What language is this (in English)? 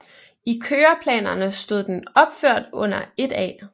Danish